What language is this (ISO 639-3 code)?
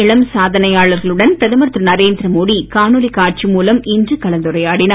tam